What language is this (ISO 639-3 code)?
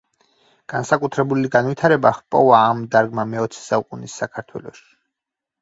kat